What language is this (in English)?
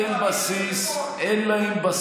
Hebrew